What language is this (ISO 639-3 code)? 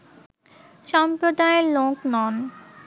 ben